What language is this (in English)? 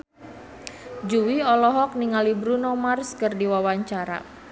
Sundanese